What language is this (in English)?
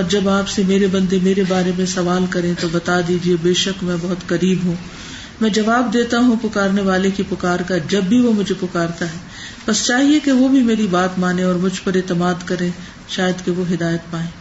Urdu